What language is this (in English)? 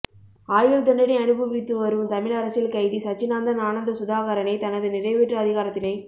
Tamil